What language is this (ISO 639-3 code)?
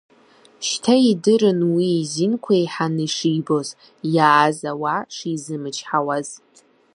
abk